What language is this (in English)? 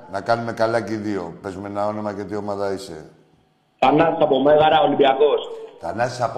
Greek